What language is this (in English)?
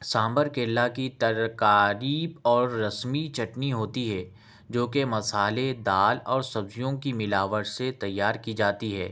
Urdu